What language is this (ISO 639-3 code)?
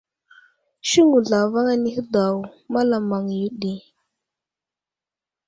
udl